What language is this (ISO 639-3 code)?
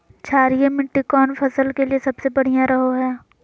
mag